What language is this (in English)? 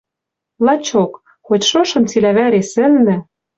Western Mari